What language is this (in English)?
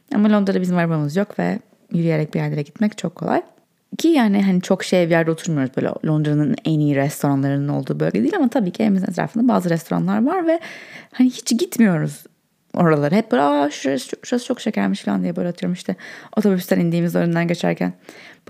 Turkish